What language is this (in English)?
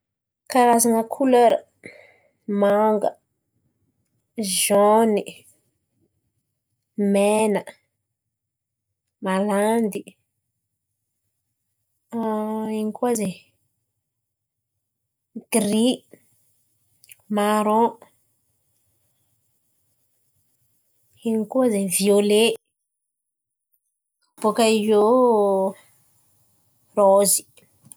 Antankarana Malagasy